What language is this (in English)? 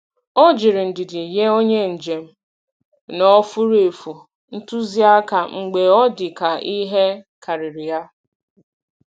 Igbo